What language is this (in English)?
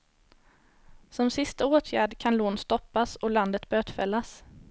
Swedish